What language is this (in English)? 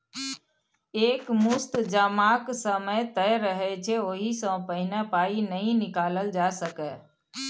Maithili